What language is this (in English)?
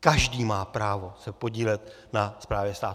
Czech